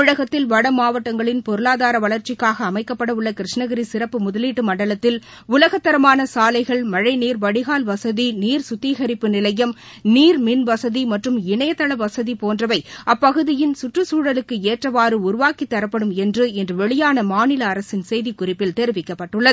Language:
Tamil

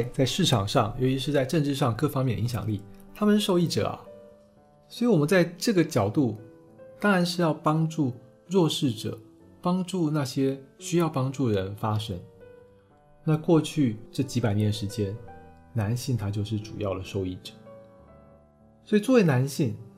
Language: Chinese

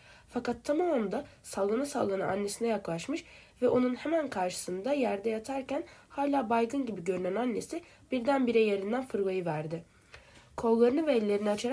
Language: Turkish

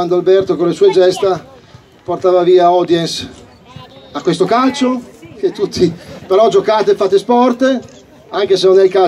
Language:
Italian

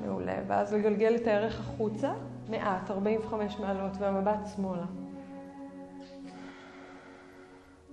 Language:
Hebrew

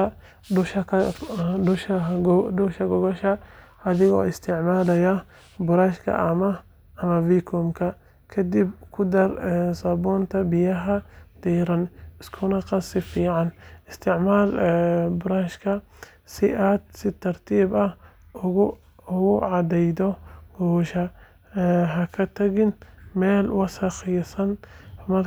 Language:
Somali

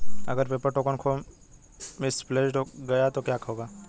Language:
Hindi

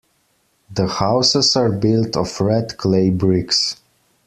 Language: English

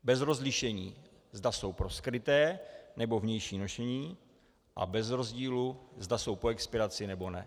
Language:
Czech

